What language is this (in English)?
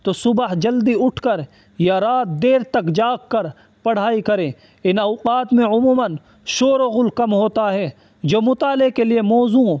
Urdu